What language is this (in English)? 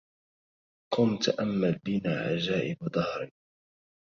Arabic